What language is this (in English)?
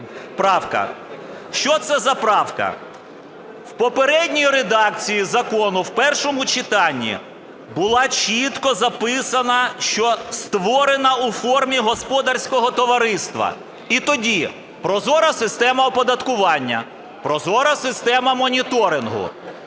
Ukrainian